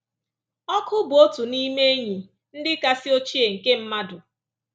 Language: Igbo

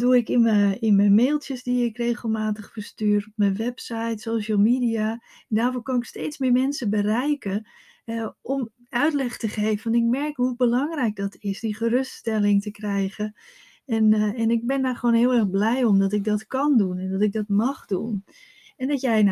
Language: Dutch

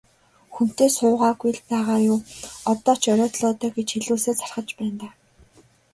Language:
Mongolian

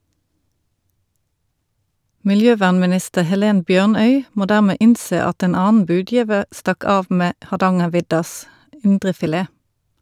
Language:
Norwegian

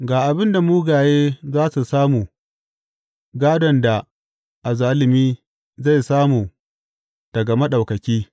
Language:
Hausa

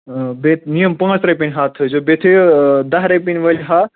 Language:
Kashmiri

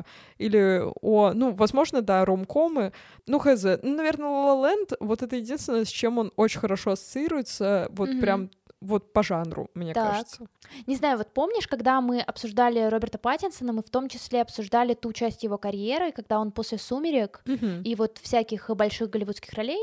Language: Russian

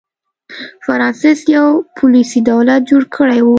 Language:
Pashto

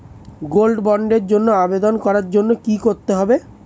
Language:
Bangla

